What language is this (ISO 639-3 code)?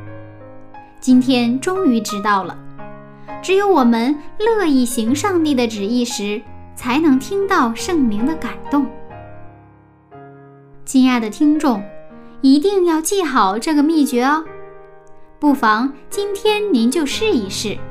zho